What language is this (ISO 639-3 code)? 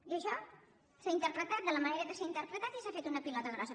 cat